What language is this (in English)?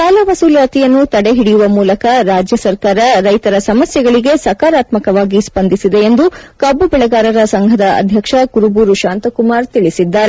Kannada